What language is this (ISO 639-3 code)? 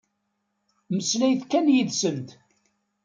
kab